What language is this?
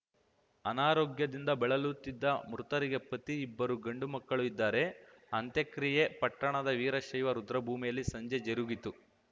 Kannada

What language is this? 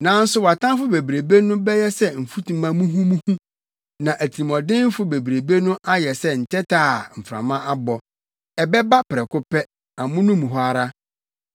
Akan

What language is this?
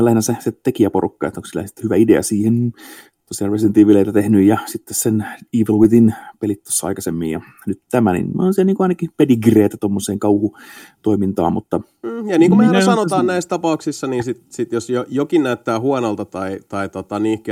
Finnish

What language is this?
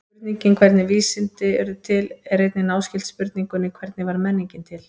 Icelandic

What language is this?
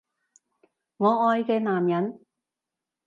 Cantonese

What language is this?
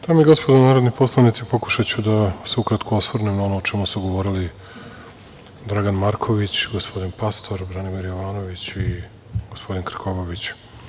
Serbian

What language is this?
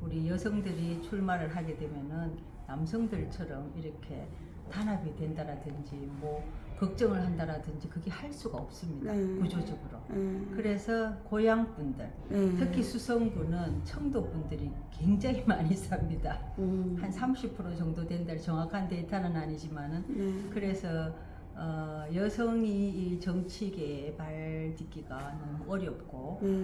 Korean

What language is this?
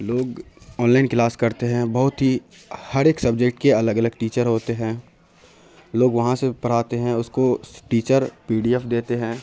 Urdu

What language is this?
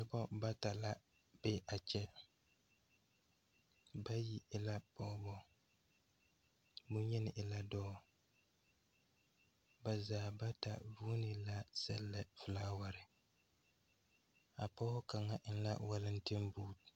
Southern Dagaare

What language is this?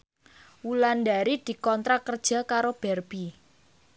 Javanese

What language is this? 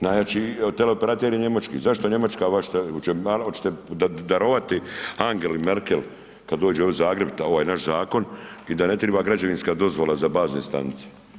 Croatian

